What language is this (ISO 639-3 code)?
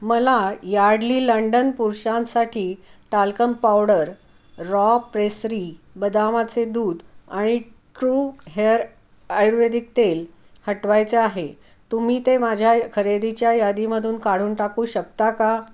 mar